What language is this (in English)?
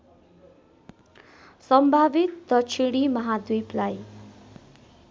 Nepali